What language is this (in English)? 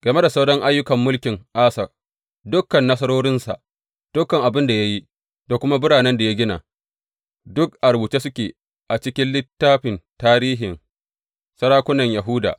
Hausa